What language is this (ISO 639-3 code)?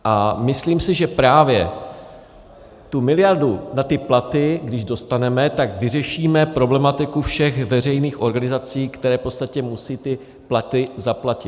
ces